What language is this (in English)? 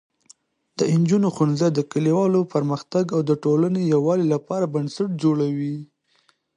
Pashto